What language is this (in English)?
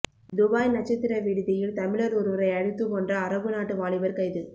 Tamil